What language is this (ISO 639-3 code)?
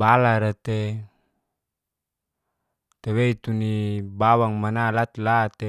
ges